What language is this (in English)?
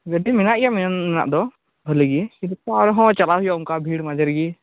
Santali